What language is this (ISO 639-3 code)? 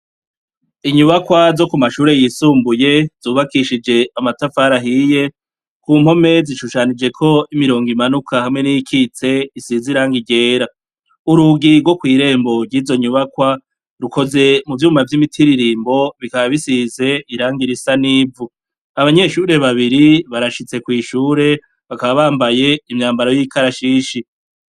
run